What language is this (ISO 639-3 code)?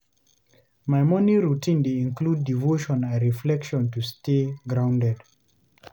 pcm